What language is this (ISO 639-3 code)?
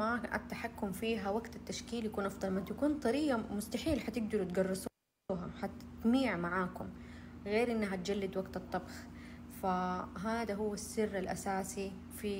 ara